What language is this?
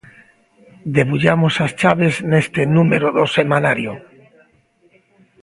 Galician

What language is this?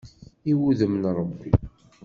Kabyle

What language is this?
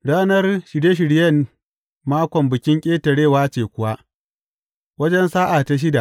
Hausa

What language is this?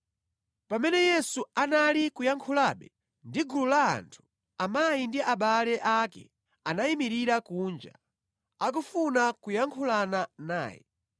Nyanja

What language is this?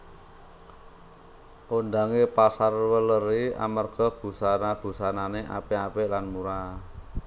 Javanese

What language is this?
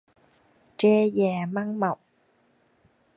Vietnamese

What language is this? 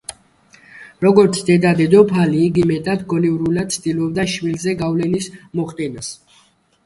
Georgian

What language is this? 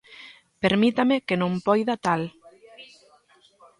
Galician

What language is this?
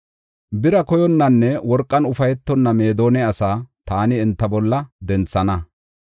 Gofa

